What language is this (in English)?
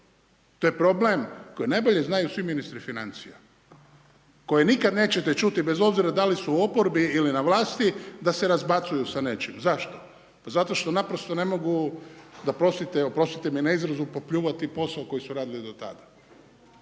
Croatian